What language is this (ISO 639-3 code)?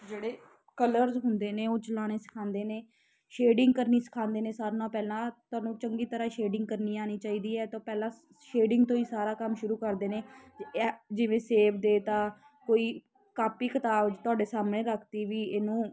pan